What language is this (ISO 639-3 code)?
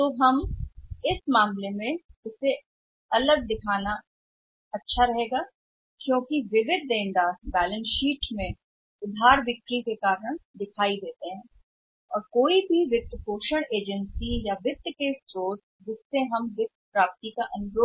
hin